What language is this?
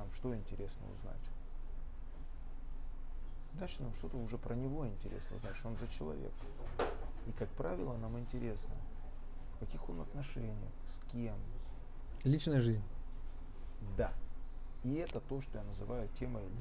Russian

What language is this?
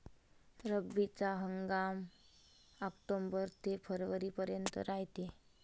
Marathi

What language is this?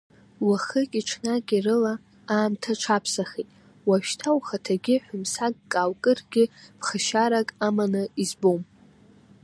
Abkhazian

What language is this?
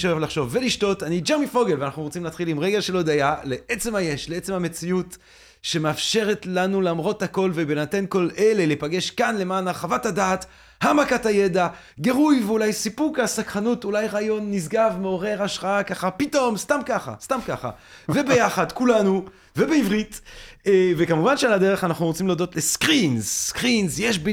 Hebrew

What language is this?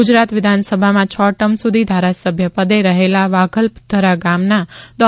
Gujarati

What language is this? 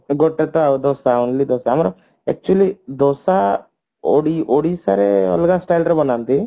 Odia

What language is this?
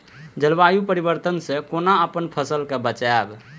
Maithili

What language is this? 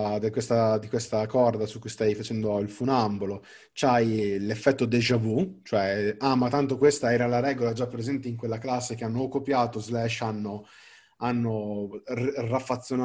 Italian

